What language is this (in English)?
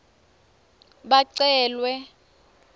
Swati